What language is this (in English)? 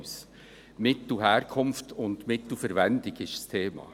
Swiss German